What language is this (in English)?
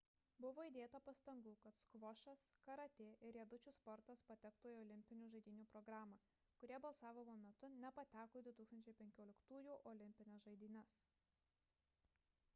Lithuanian